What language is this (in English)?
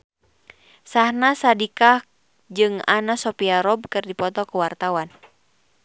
Sundanese